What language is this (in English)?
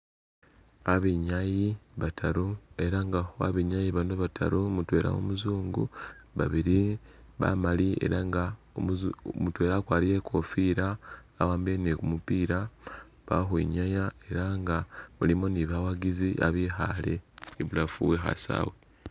Masaaba